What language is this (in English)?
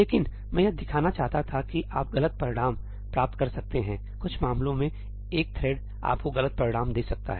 Hindi